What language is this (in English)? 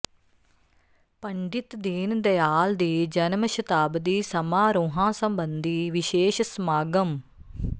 Punjabi